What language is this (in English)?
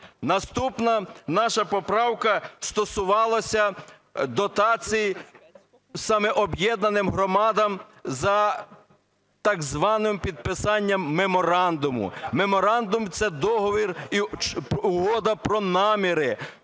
Ukrainian